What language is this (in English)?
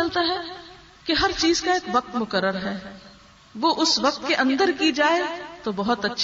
Urdu